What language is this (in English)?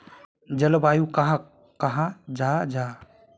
Magahi